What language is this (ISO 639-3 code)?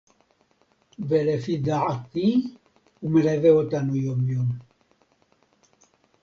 heb